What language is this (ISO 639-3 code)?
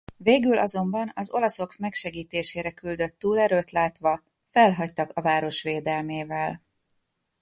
hun